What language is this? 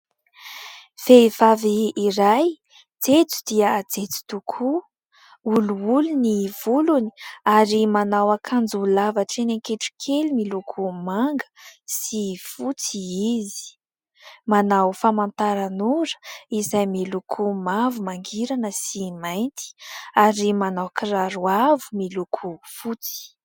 Malagasy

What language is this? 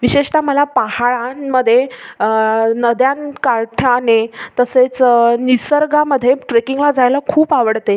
Marathi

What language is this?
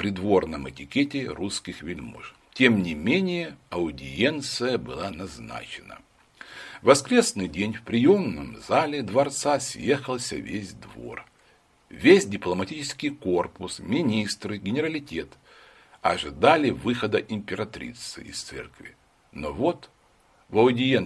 Russian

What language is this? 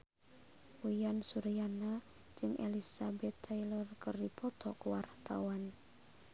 Sundanese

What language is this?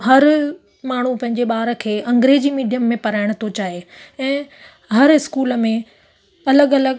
Sindhi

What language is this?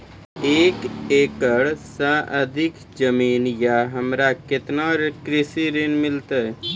Maithili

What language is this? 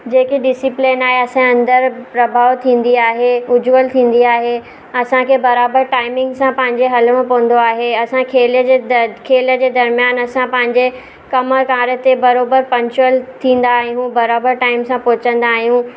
Sindhi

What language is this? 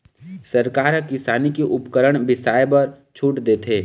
Chhattisgarhi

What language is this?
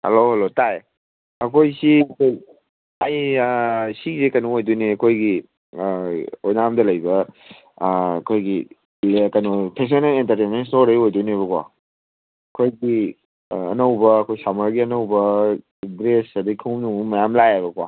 Manipuri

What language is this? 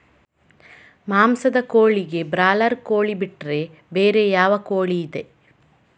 Kannada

